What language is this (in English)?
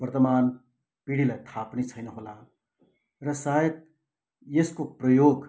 Nepali